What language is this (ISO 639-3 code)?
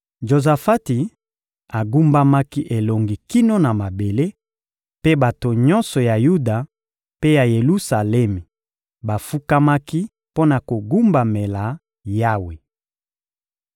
lin